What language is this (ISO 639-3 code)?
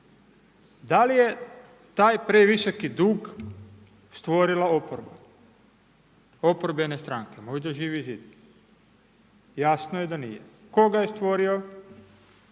hrv